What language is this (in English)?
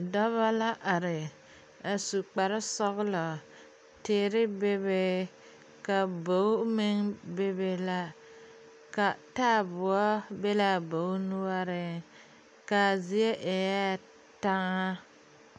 Southern Dagaare